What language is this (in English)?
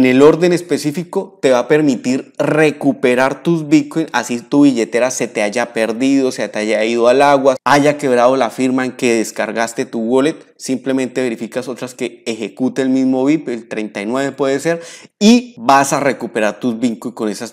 Spanish